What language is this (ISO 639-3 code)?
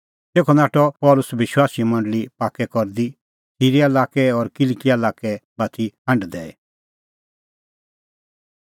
kfx